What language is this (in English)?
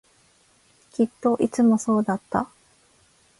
Japanese